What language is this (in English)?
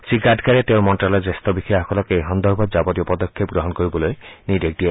Assamese